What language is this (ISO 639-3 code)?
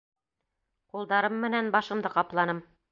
bak